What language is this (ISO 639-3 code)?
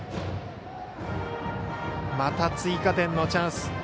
jpn